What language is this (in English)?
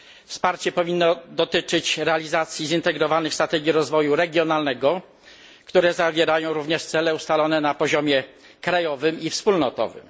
Polish